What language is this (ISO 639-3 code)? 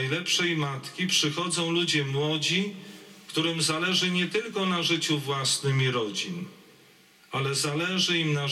pol